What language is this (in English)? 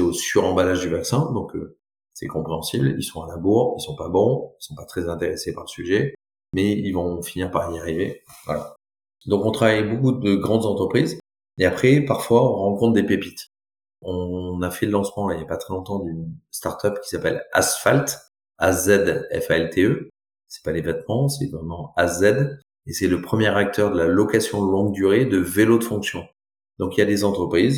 French